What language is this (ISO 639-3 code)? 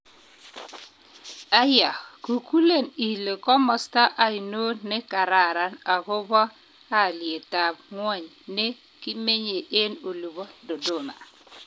kln